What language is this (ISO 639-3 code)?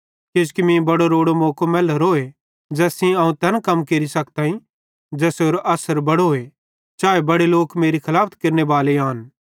bhd